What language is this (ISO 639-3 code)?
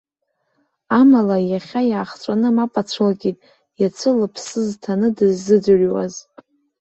abk